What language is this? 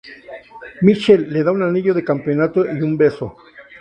Spanish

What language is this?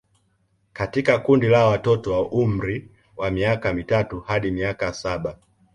Swahili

